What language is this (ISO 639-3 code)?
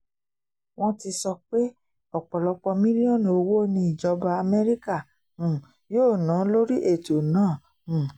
yor